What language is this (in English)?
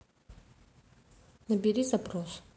Russian